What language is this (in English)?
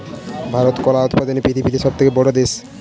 Bangla